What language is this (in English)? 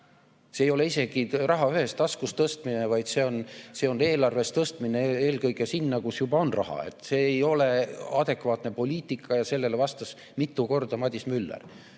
Estonian